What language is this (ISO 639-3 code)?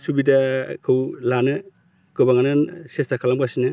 brx